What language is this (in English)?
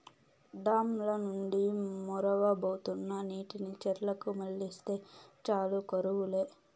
Telugu